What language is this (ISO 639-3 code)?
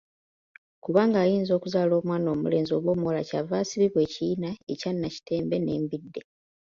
lug